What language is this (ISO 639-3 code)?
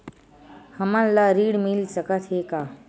hne